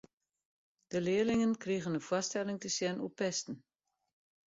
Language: Western Frisian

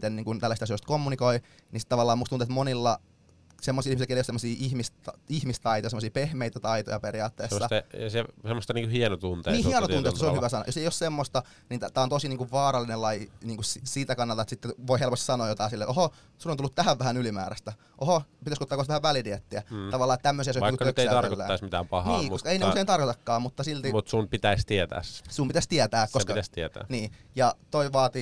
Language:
Finnish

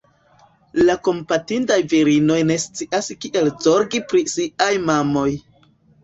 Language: Esperanto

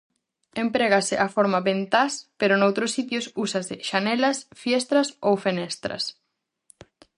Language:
Galician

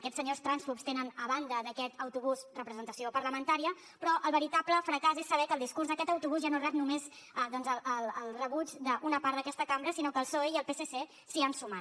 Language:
Catalan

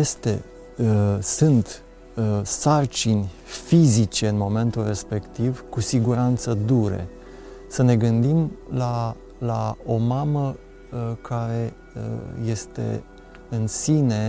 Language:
Romanian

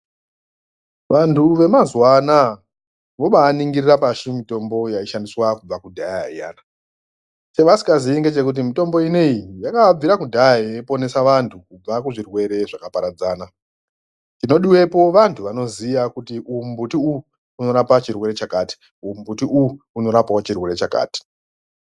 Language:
Ndau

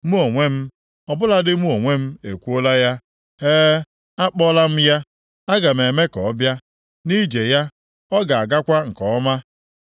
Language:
Igbo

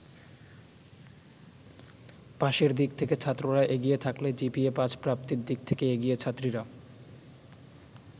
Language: Bangla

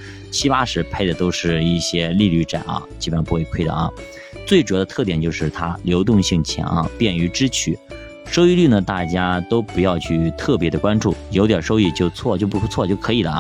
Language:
Chinese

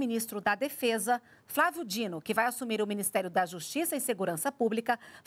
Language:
Portuguese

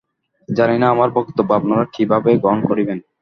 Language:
Bangla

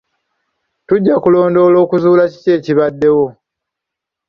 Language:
Ganda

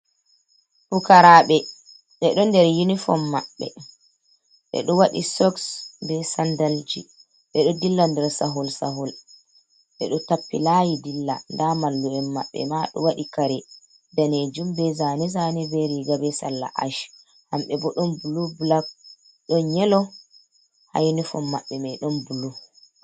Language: Fula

